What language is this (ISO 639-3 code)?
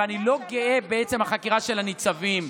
heb